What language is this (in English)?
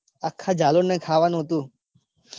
Gujarati